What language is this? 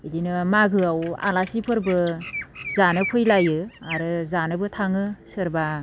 Bodo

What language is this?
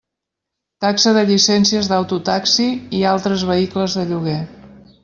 Catalan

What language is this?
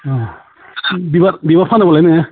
Bodo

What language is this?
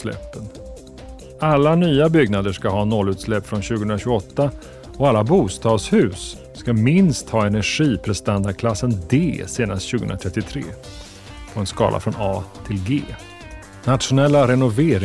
Swedish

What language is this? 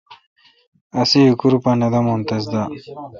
Kalkoti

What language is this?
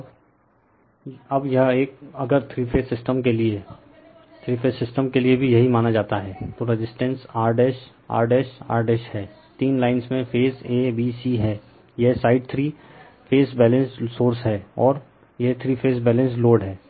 Hindi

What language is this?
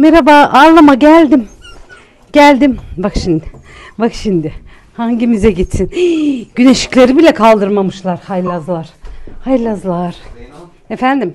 Turkish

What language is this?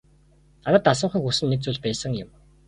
Mongolian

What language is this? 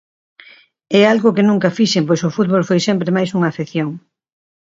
Galician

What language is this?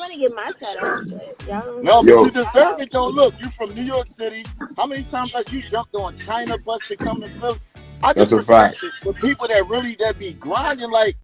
English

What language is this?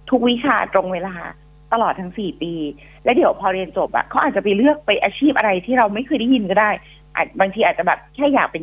Thai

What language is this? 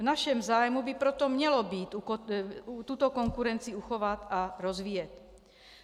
Czech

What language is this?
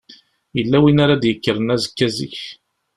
Kabyle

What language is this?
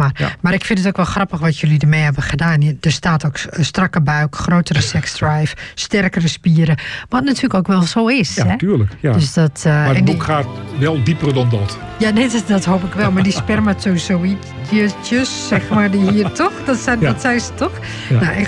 Dutch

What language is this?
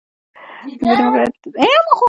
Pashto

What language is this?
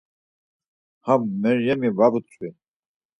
Laz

